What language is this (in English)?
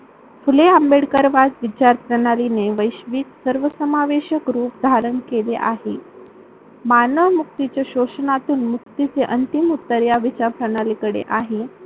Marathi